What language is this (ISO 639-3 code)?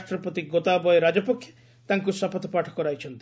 ori